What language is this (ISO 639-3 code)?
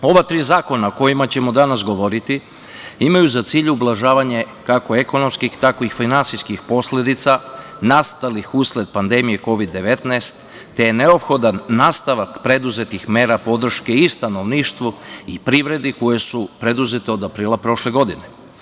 srp